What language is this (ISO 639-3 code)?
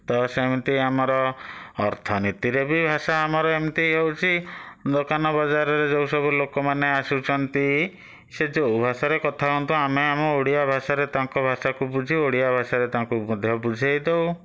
ori